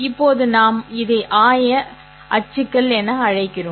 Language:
Tamil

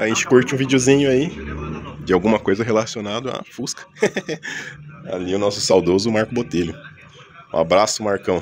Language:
Portuguese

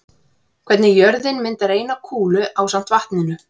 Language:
Icelandic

